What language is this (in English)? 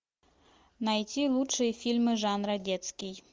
Russian